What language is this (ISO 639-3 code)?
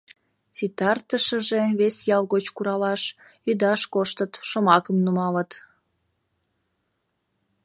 chm